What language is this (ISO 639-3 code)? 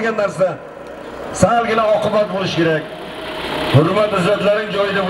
tur